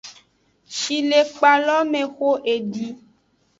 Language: Aja (Benin)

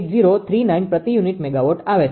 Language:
Gujarati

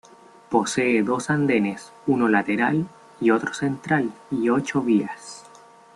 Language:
Spanish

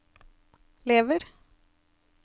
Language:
Norwegian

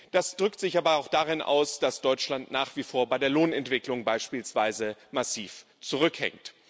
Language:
German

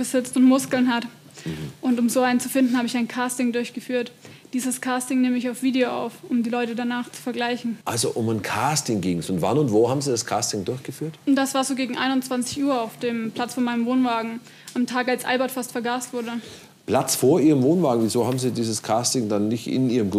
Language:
German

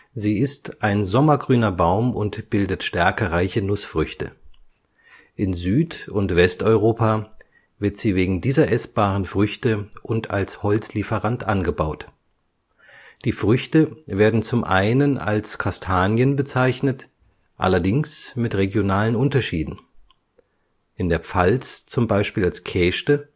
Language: German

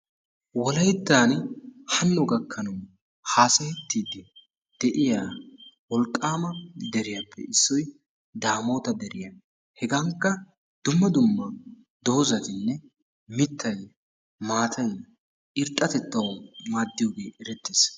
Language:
Wolaytta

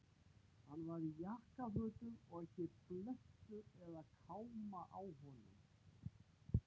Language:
Icelandic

